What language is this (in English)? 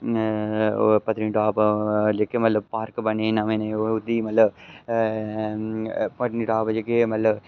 Dogri